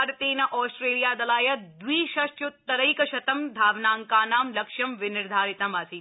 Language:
Sanskrit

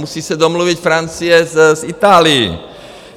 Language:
Czech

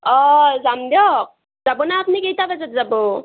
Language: Assamese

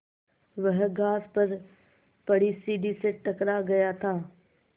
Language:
Hindi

